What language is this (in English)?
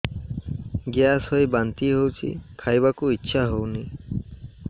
Odia